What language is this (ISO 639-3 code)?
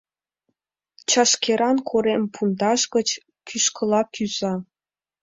chm